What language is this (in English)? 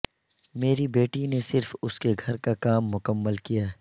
Urdu